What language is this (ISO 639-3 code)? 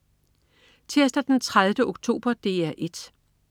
dan